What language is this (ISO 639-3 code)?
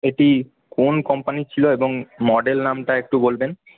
ben